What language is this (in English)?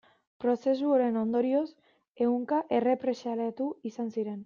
Basque